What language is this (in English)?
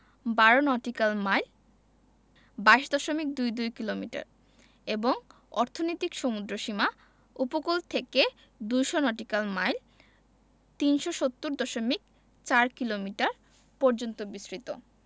Bangla